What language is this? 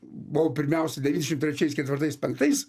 Lithuanian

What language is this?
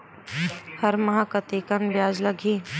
Chhattisgarhi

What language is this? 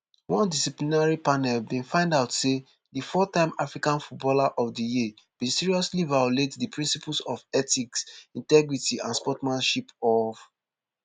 Nigerian Pidgin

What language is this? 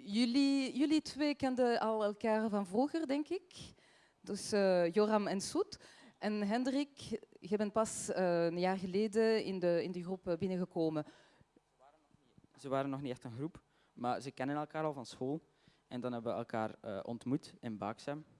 Dutch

